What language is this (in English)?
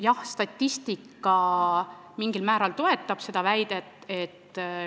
Estonian